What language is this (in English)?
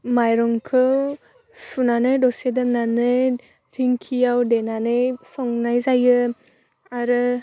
Bodo